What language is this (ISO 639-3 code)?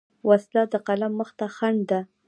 pus